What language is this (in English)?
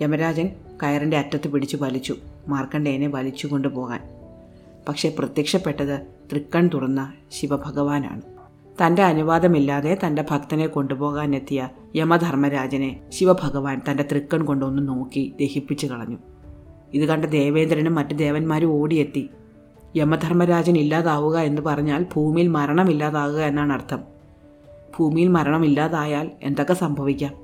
Malayalam